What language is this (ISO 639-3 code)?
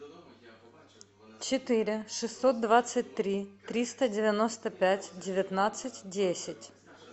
rus